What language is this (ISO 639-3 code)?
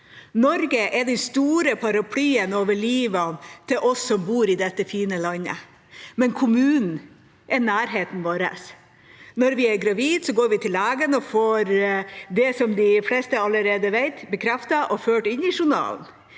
nor